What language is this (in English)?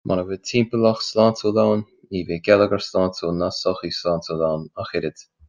Irish